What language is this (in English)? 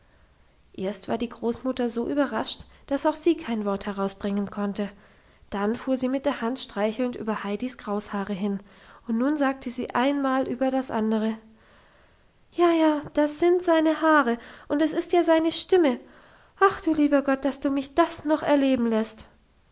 German